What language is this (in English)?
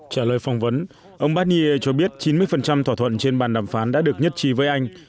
Vietnamese